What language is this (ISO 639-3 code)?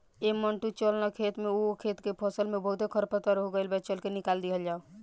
bho